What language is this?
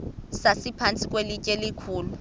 Xhosa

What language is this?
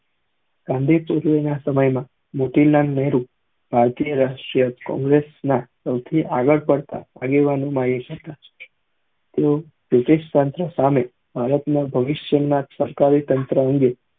Gujarati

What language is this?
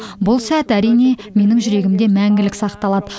Kazakh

